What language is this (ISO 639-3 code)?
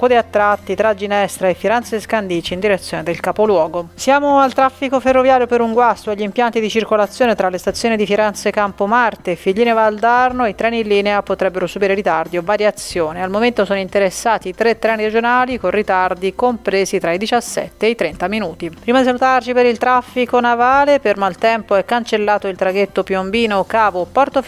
ita